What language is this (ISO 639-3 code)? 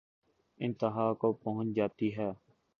urd